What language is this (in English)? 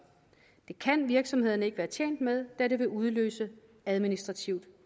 Danish